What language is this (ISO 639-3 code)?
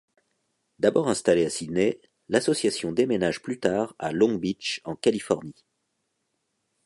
fra